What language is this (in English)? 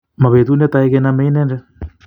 Kalenjin